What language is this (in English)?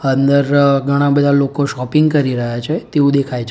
Gujarati